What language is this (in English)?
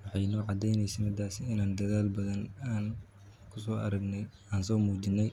Somali